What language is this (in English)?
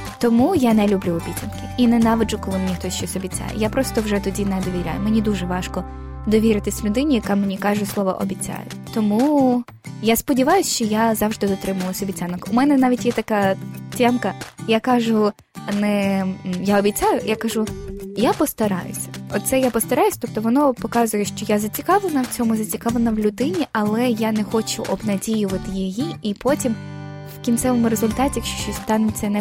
Ukrainian